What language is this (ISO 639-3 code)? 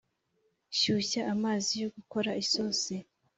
kin